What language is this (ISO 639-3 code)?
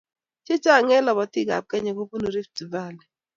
kln